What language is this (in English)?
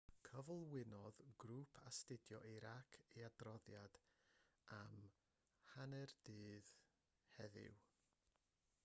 Welsh